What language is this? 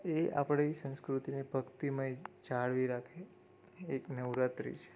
Gujarati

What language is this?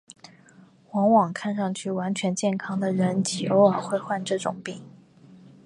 Chinese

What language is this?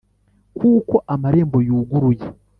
Kinyarwanda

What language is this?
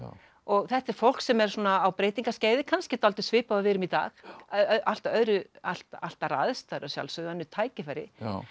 Icelandic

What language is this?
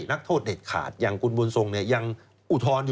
Thai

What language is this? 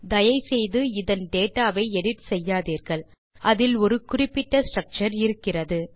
Tamil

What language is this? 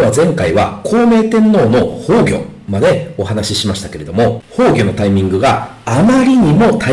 Japanese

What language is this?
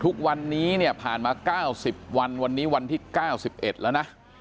Thai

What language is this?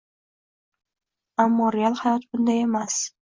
Uzbek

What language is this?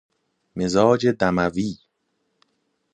Persian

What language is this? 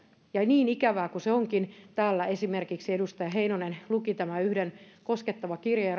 Finnish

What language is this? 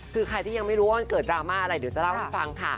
Thai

